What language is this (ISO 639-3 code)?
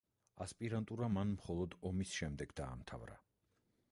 kat